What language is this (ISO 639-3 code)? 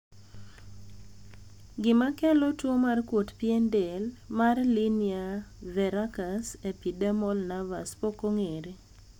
luo